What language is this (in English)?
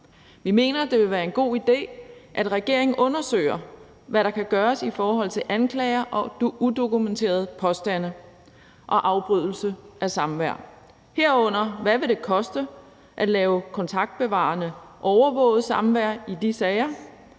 Danish